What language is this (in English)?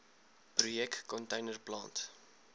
Afrikaans